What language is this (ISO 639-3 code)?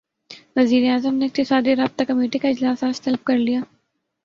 urd